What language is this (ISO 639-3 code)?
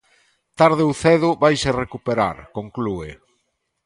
glg